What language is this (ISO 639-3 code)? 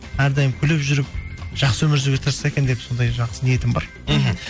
kaz